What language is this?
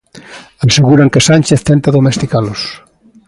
Galician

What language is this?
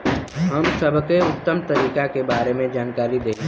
Bhojpuri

